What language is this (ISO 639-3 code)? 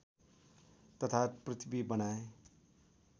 nep